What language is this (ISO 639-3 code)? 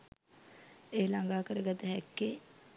sin